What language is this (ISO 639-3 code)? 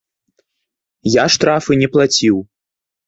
bel